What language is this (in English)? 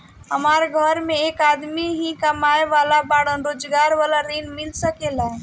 Bhojpuri